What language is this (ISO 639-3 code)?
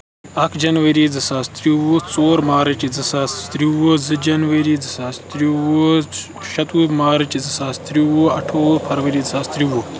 kas